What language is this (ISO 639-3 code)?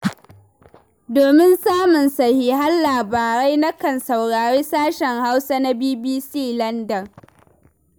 hau